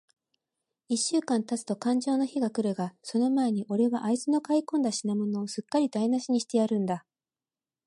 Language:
Japanese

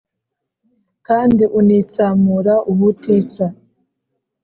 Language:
Kinyarwanda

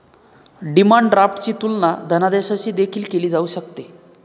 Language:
Marathi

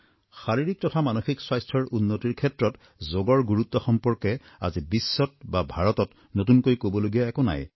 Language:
Assamese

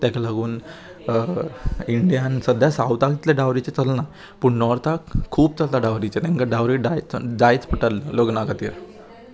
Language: Konkani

